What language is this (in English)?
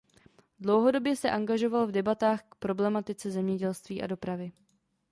Czech